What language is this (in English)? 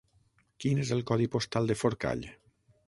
Catalan